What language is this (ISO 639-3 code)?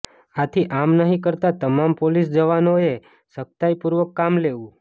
guj